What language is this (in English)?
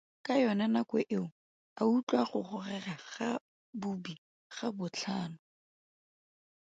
Tswana